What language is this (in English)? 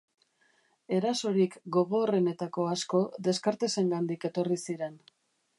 Basque